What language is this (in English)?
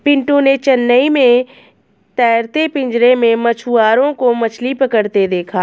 Hindi